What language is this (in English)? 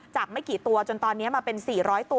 Thai